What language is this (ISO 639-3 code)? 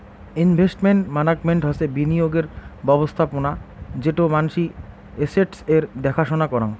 ben